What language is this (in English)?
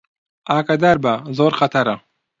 Central Kurdish